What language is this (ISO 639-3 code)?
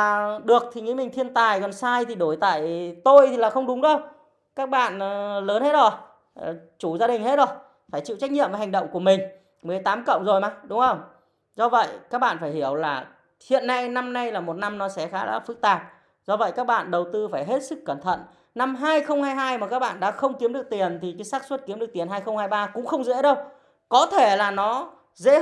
vie